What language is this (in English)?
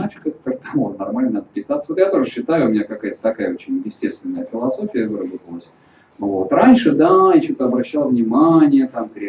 Russian